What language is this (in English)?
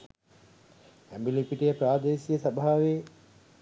Sinhala